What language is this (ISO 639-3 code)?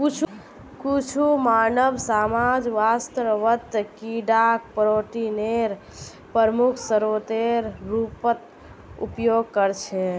mag